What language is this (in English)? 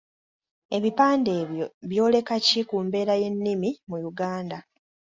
Ganda